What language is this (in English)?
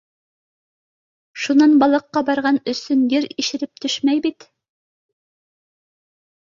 Bashkir